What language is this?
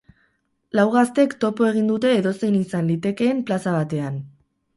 Basque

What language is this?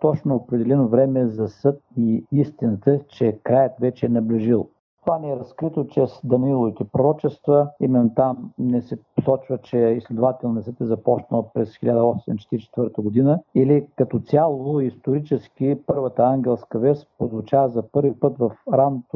Bulgarian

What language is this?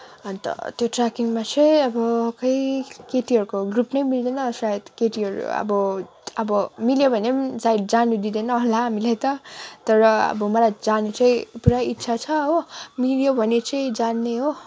Nepali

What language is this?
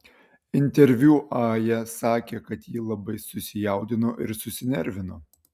Lithuanian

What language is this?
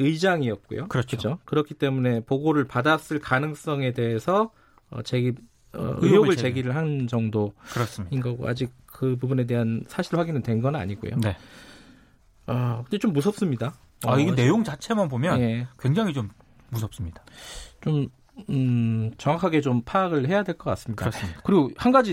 Korean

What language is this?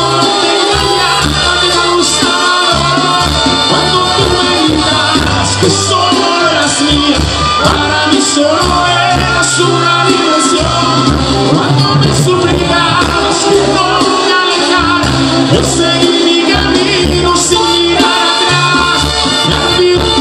Vietnamese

